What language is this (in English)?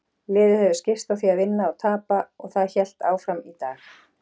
Icelandic